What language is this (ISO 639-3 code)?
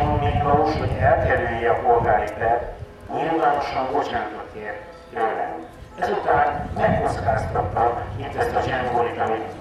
hun